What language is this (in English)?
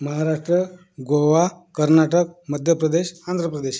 Marathi